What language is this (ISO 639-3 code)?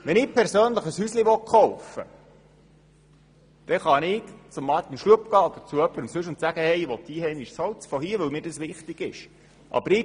gsw